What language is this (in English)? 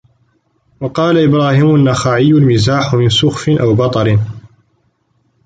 Arabic